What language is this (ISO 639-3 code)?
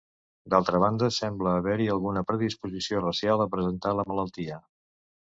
cat